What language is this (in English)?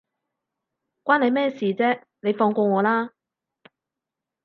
Cantonese